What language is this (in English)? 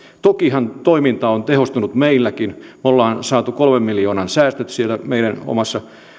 Finnish